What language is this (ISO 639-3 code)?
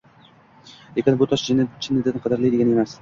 uzb